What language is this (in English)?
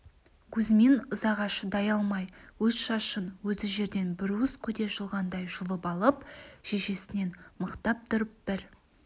Kazakh